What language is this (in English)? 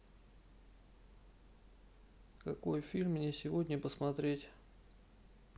Russian